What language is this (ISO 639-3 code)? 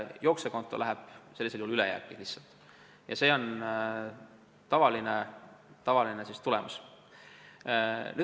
est